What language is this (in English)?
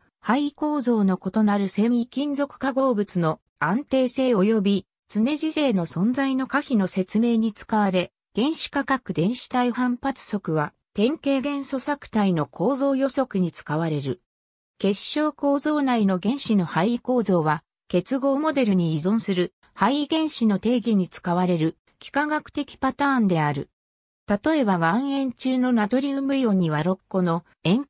Japanese